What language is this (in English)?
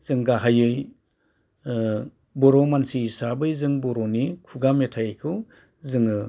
Bodo